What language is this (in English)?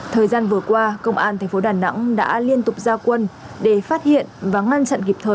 Vietnamese